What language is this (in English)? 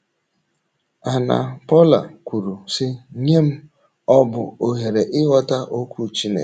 Igbo